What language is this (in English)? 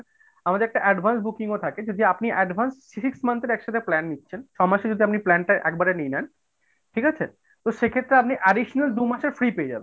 Bangla